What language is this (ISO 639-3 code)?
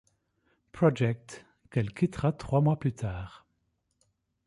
fra